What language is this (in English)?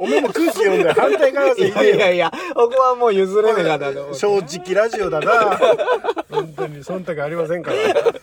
Japanese